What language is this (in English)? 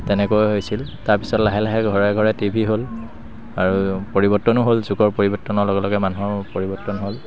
Assamese